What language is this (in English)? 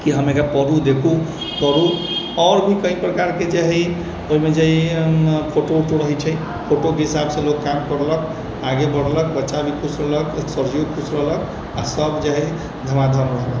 Maithili